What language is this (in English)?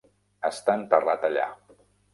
Catalan